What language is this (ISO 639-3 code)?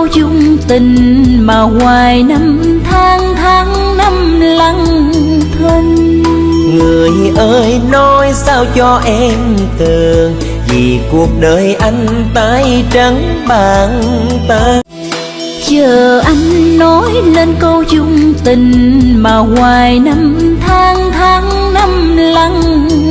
vie